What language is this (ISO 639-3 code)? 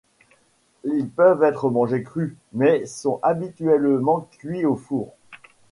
fra